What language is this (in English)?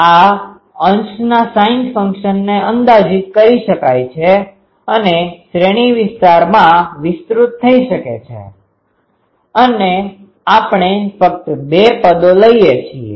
Gujarati